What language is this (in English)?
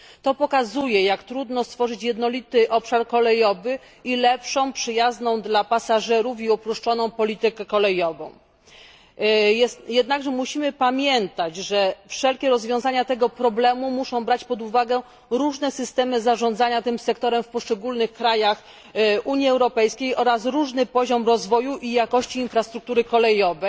Polish